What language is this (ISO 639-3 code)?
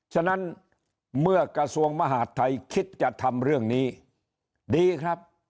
tha